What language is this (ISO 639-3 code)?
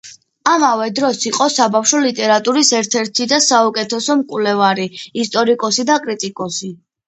kat